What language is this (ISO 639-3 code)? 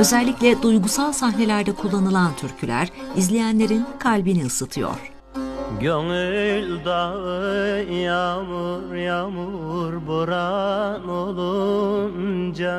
tur